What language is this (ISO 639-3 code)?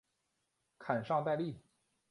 zho